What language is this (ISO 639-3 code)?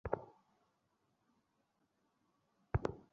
ben